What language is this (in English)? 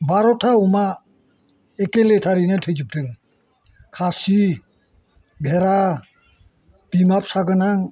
Bodo